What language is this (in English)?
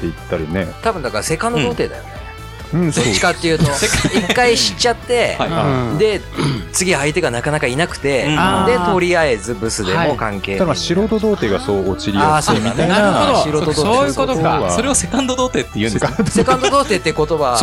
Japanese